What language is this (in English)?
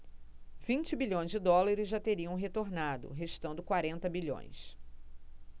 Portuguese